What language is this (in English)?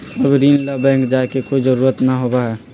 Magahi